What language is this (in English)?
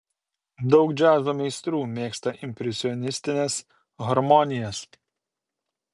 Lithuanian